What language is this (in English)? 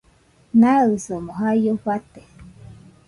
Nüpode Huitoto